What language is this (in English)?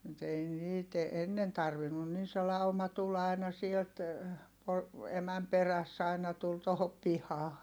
Finnish